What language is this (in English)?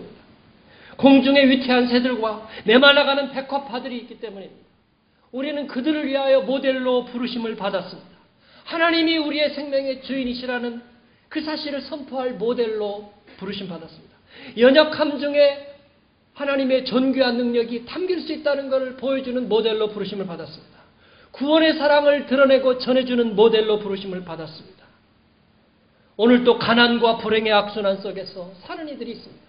Korean